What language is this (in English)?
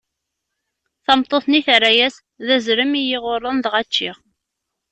Kabyle